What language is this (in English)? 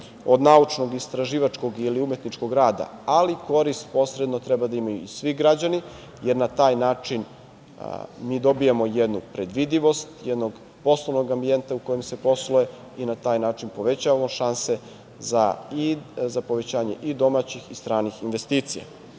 Serbian